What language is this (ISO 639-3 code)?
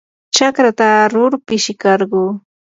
qur